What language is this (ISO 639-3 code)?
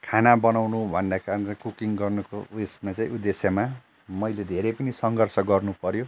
nep